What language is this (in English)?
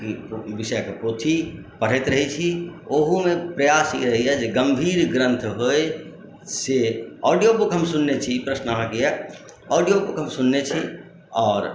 Maithili